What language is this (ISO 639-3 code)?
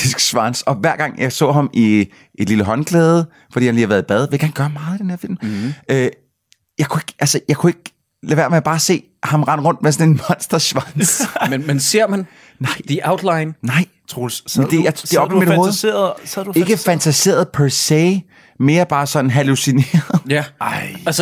dan